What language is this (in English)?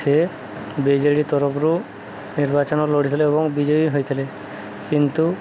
Odia